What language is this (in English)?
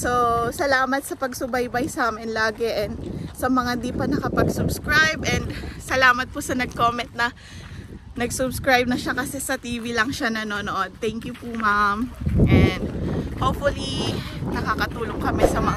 Filipino